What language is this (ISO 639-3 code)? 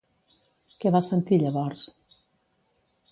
cat